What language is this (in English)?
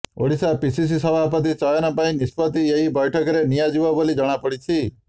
Odia